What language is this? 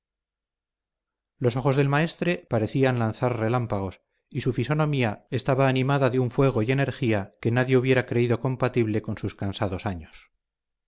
Spanish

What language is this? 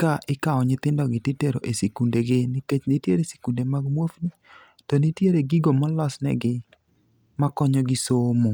Luo (Kenya and Tanzania)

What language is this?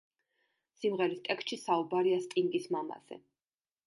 Georgian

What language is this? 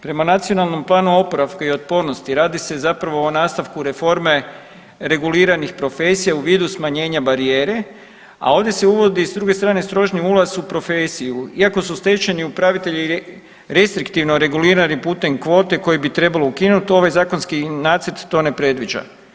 Croatian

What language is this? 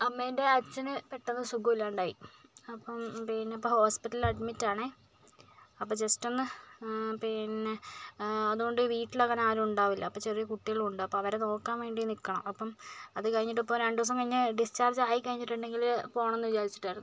Malayalam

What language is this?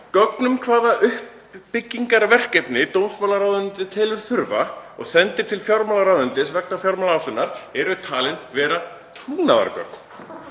Icelandic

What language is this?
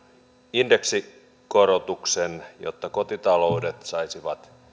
Finnish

